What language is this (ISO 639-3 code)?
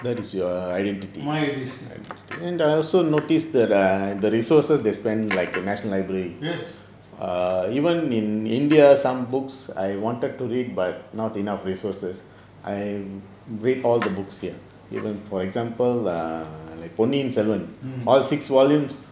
eng